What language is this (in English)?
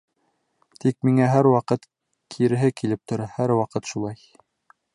Bashkir